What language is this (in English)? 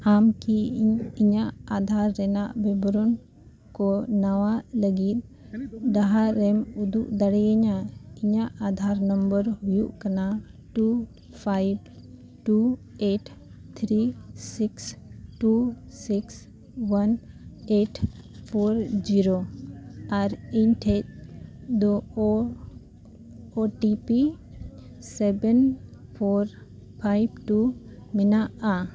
Santali